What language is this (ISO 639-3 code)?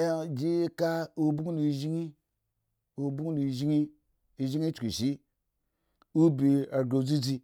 ego